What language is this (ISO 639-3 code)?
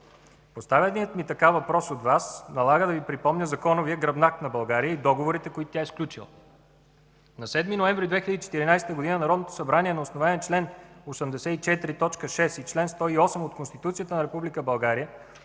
bul